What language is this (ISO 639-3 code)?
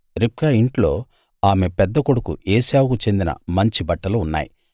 tel